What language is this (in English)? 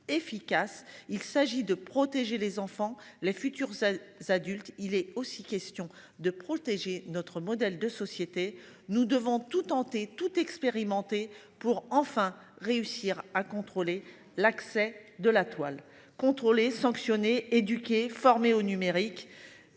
French